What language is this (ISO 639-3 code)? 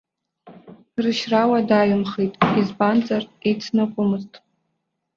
abk